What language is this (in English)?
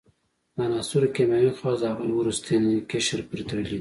Pashto